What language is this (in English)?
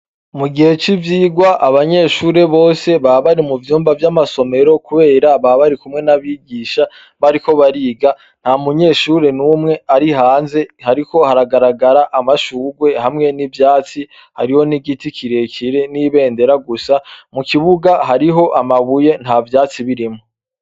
Rundi